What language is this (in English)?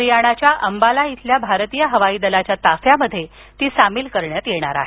Marathi